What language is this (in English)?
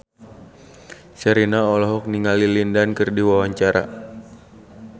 Sundanese